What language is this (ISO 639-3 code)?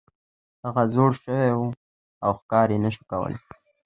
pus